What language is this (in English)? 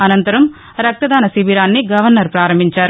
Telugu